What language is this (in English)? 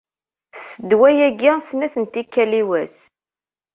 Kabyle